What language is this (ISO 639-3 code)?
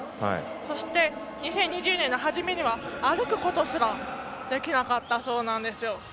jpn